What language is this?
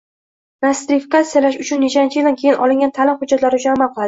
Uzbek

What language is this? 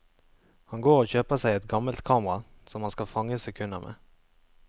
Norwegian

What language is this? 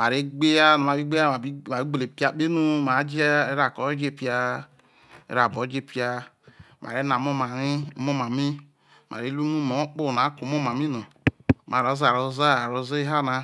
Isoko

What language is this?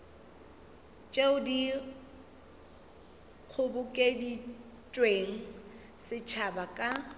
Northern Sotho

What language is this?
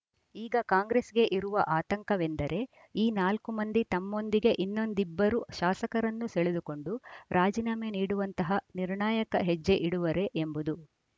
Kannada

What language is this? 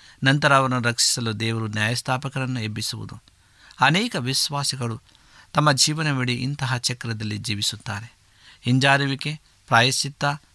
Kannada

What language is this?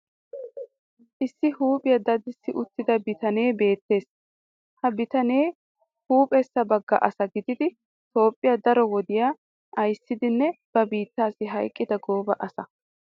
Wolaytta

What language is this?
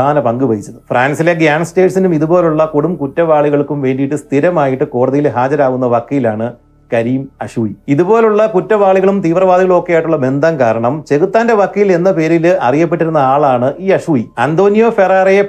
Malayalam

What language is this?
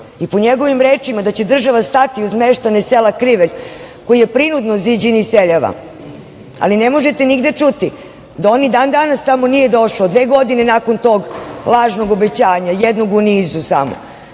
Serbian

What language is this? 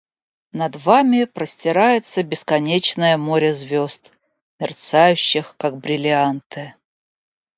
Russian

